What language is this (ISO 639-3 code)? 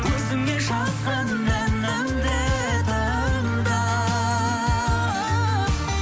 kaz